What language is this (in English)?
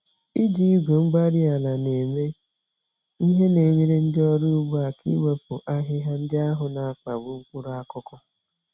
Igbo